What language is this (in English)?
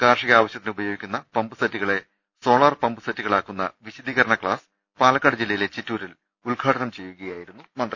Malayalam